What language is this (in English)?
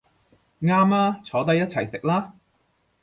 Cantonese